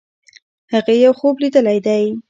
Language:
Pashto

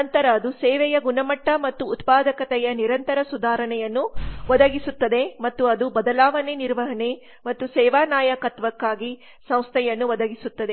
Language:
Kannada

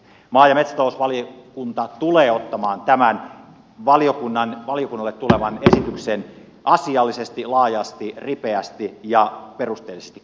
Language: Finnish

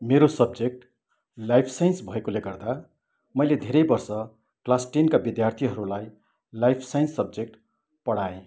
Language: Nepali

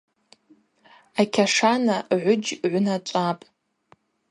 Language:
Abaza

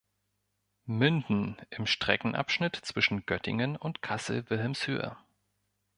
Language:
German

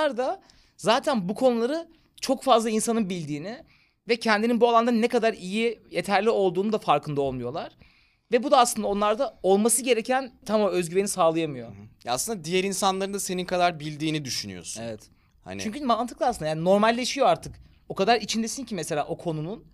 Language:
Turkish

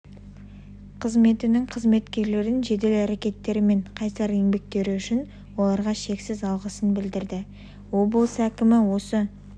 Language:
Kazakh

